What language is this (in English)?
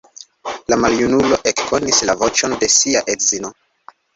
Esperanto